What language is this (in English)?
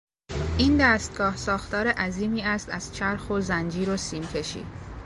Persian